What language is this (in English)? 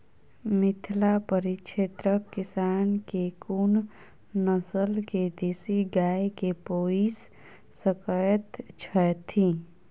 Maithili